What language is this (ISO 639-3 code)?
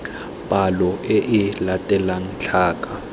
tsn